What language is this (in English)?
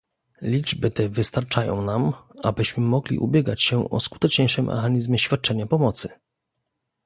Polish